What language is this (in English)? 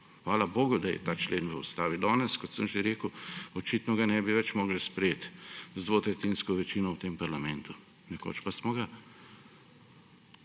Slovenian